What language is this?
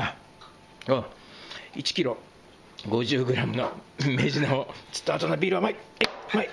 Japanese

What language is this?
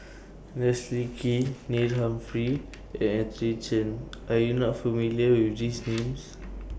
English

